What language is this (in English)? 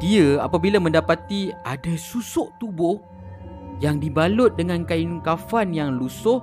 Malay